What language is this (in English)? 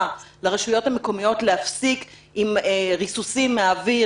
Hebrew